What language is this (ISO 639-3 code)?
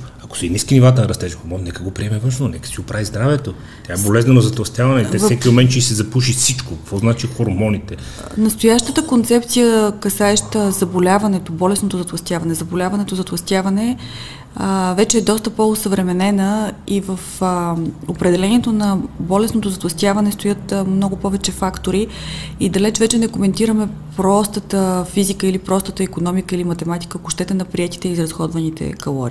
bul